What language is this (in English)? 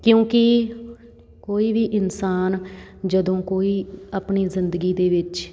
Punjabi